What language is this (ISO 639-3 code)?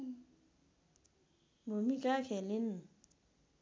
nep